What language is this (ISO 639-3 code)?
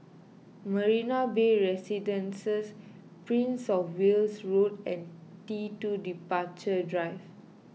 eng